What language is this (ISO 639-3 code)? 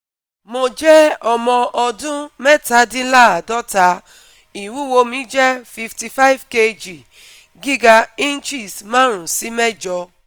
yor